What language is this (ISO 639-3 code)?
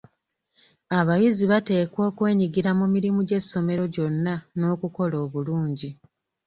lug